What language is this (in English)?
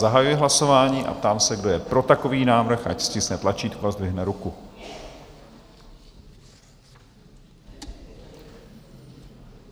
Czech